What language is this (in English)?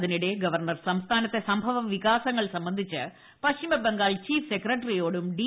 Malayalam